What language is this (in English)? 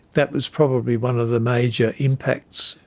English